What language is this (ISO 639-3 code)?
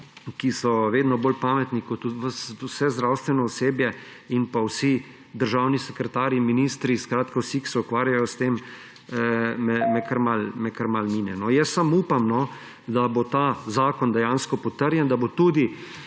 slv